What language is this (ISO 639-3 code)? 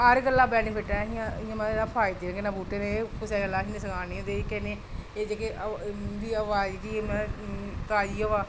doi